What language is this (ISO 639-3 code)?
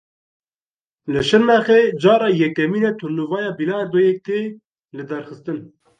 kur